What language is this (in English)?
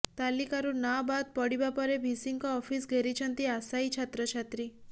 Odia